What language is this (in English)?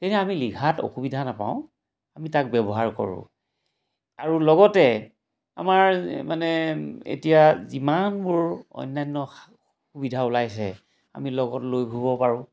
Assamese